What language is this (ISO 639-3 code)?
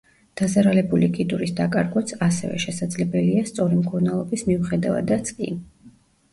kat